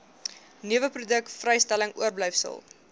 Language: Afrikaans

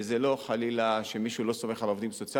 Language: Hebrew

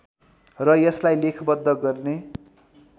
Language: Nepali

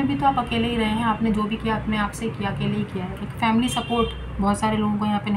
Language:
Hindi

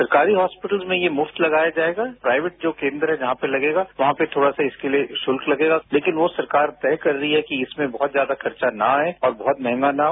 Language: Hindi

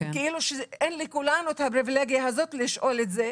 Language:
Hebrew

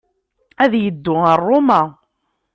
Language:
Kabyle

